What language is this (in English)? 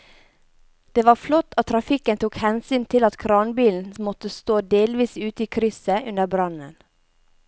Norwegian